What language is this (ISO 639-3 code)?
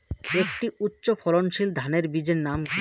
ben